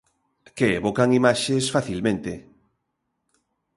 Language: Galician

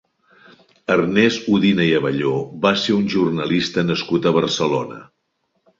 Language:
Catalan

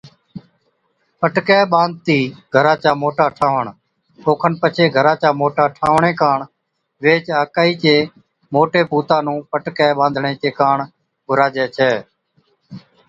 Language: Od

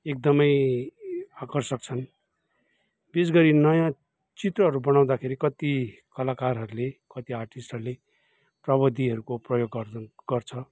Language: Nepali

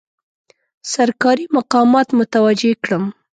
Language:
Pashto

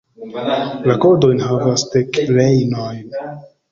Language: Esperanto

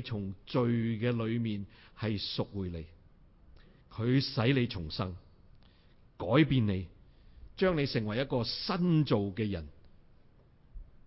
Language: Chinese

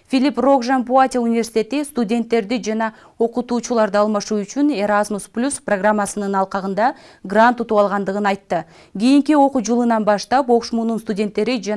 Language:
Turkish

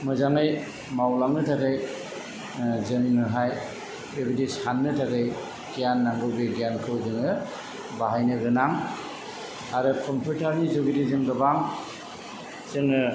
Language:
Bodo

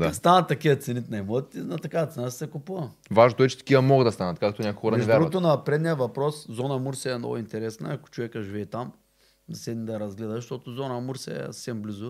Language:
Bulgarian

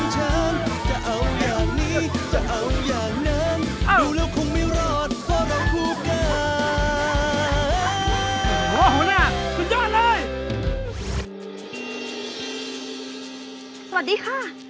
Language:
Thai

